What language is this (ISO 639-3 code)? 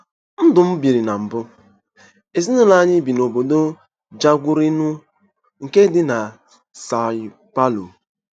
ibo